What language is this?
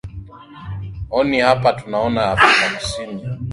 Swahili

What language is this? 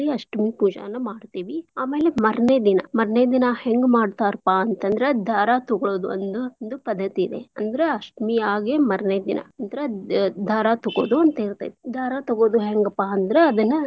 Kannada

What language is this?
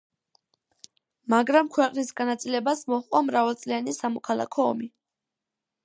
Georgian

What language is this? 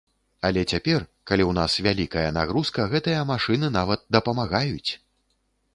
Belarusian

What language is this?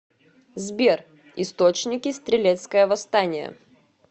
Russian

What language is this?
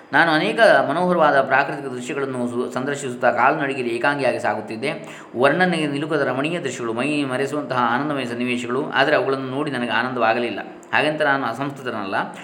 Kannada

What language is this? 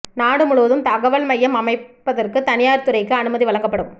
Tamil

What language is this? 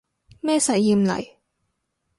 Cantonese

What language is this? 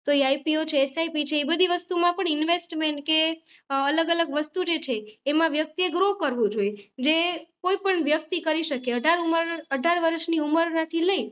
Gujarati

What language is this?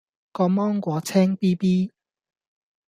Cantonese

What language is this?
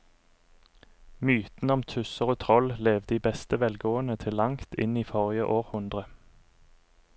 Norwegian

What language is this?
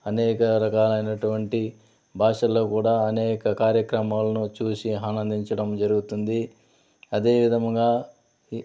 Telugu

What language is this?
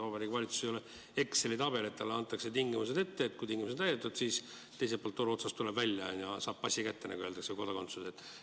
Estonian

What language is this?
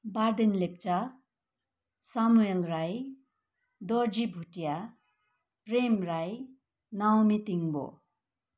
Nepali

